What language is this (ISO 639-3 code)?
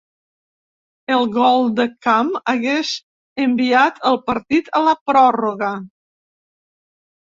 cat